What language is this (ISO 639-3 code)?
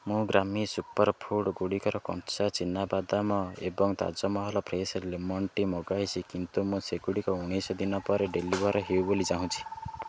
ori